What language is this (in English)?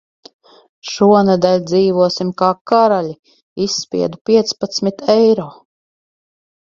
Latvian